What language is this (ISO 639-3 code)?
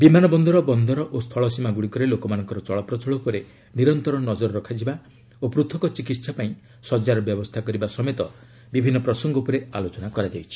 ori